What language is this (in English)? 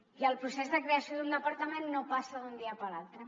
Catalan